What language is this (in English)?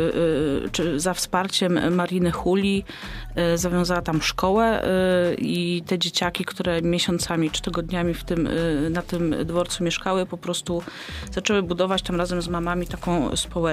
Polish